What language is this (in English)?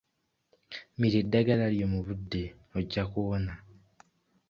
Ganda